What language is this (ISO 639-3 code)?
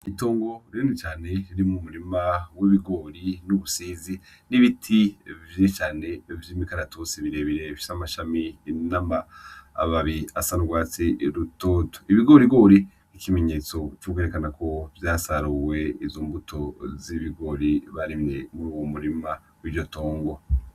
run